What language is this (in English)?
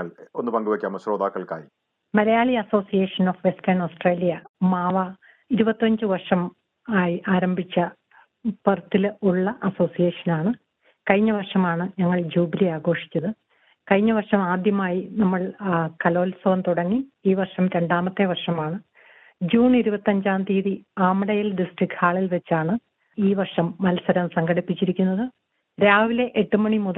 Malayalam